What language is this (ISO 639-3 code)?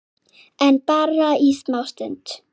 isl